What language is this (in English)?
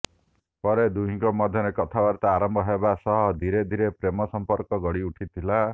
Odia